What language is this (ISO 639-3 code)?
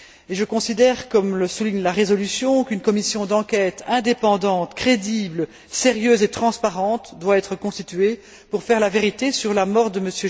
fra